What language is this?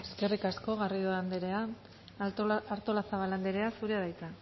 Basque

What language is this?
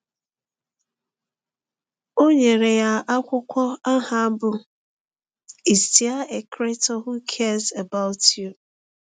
Igbo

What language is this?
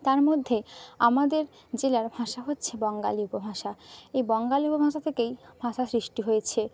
Bangla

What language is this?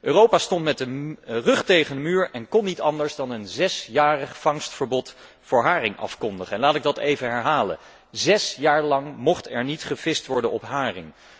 Dutch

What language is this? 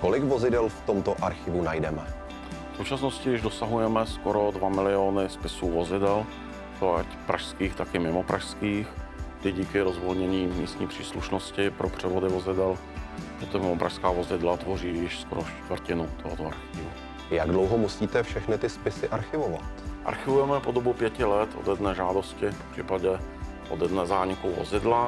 Czech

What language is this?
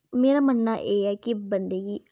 Dogri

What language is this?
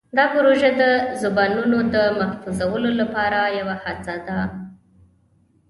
Pashto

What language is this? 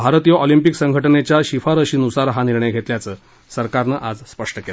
Marathi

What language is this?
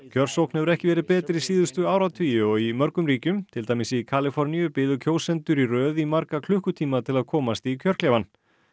Icelandic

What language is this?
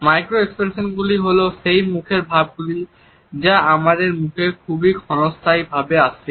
Bangla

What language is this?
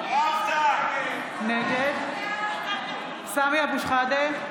Hebrew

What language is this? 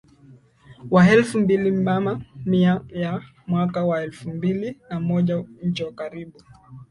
Swahili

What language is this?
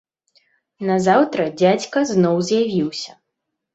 Belarusian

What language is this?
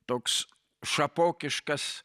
Lithuanian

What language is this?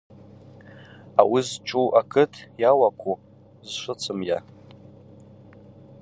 Abaza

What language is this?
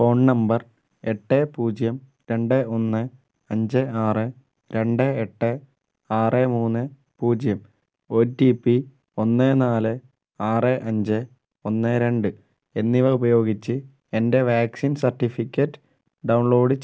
Malayalam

